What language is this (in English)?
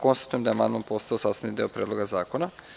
Serbian